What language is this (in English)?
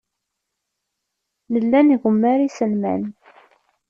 Kabyle